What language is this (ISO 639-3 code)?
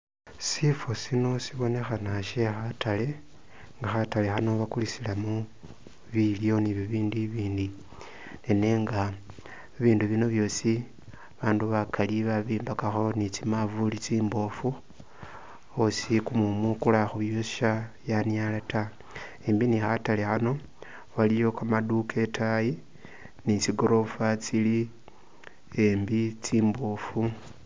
myx